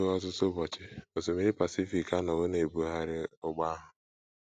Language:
Igbo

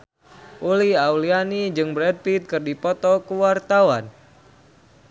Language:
Sundanese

